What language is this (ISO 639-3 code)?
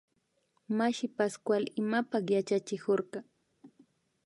qvi